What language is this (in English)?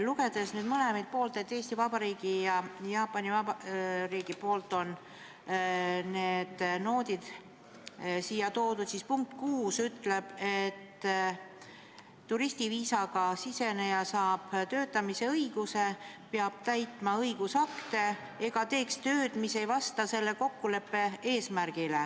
Estonian